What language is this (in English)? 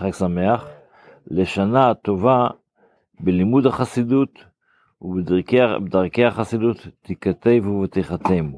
Hebrew